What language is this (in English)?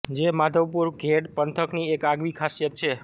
Gujarati